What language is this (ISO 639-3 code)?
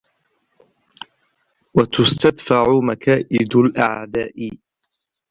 ara